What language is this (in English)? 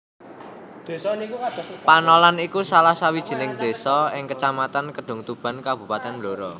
Javanese